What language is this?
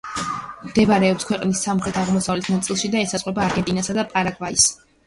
Georgian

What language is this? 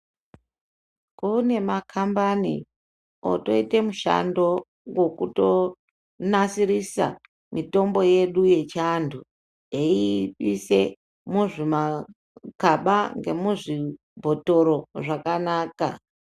Ndau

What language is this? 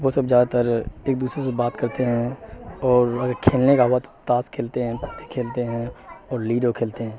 Urdu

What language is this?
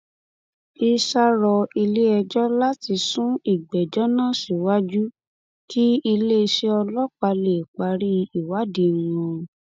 Yoruba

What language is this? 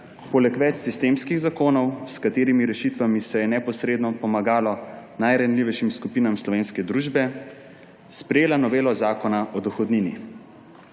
Slovenian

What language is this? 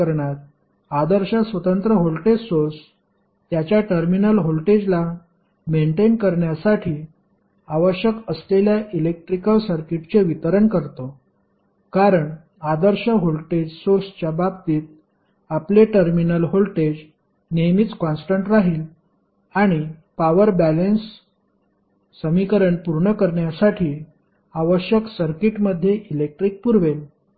Marathi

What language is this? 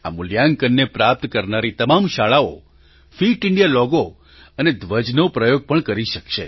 Gujarati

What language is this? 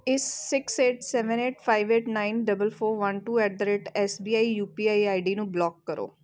Punjabi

